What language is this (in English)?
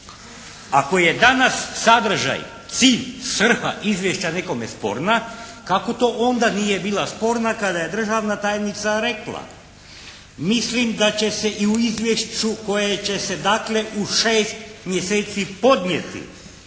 Croatian